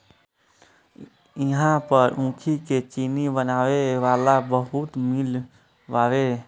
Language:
Bhojpuri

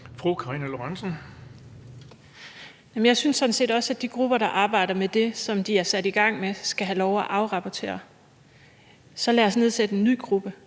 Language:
Danish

